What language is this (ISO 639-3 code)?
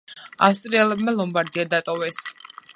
kat